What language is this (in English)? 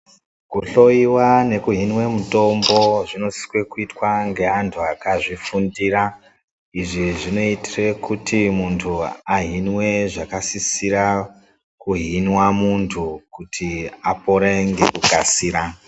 Ndau